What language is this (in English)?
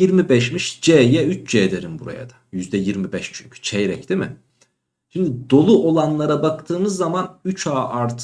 Turkish